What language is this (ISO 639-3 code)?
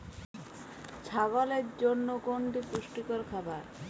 ben